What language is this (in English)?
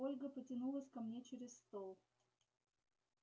Russian